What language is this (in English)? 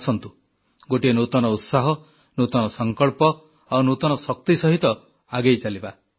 Odia